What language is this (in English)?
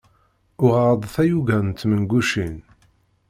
Kabyle